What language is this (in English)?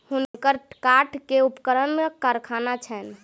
Maithili